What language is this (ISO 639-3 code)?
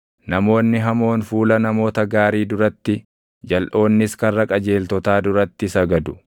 orm